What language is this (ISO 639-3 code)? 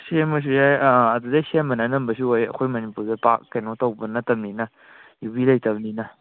mni